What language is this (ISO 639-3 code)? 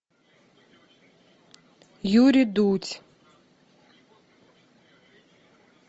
rus